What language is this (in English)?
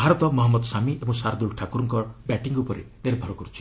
Odia